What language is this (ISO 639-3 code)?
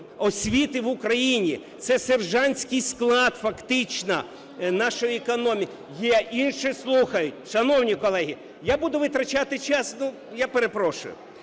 ukr